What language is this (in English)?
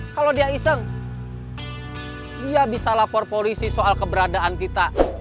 Indonesian